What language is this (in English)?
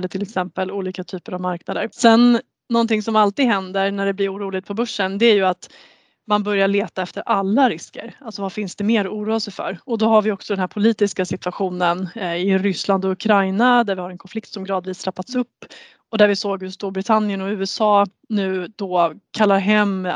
Swedish